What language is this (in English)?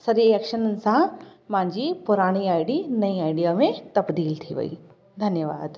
Sindhi